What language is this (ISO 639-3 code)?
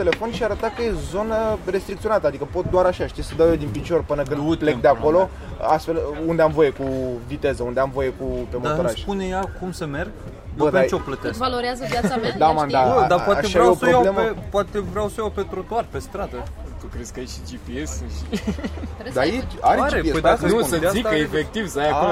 ron